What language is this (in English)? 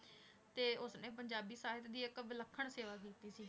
Punjabi